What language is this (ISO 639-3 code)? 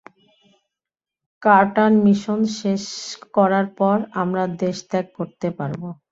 ben